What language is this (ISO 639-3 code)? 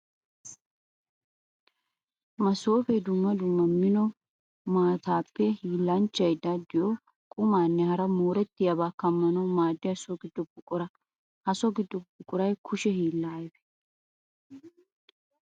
wal